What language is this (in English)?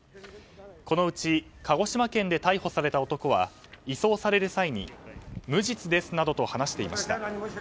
Japanese